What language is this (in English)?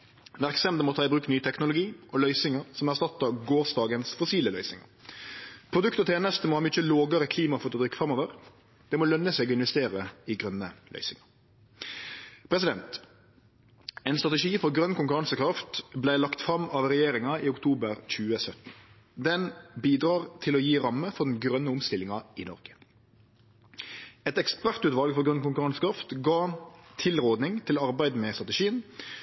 Norwegian Nynorsk